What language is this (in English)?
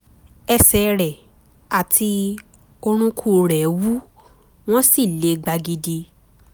Yoruba